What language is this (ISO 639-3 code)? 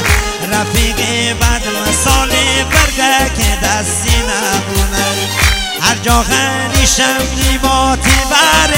fas